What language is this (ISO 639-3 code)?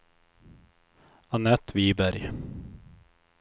swe